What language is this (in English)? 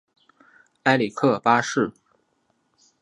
Chinese